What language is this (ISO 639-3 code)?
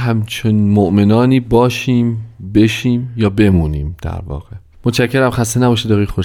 fas